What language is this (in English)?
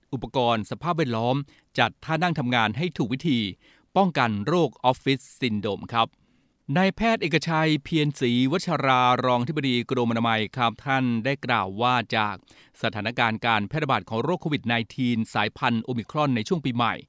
Thai